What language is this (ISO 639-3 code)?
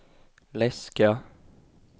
swe